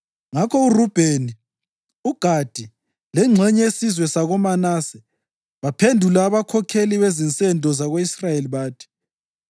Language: North Ndebele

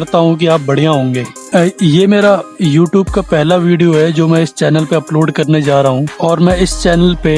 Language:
Hindi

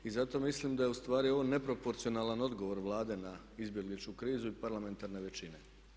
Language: Croatian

